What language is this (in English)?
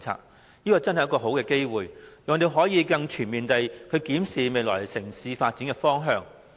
Cantonese